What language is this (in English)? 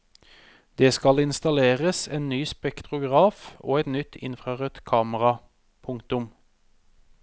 Norwegian